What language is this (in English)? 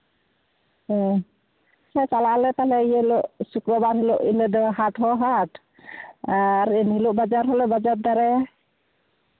Santali